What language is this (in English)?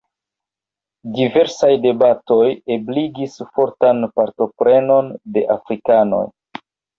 Esperanto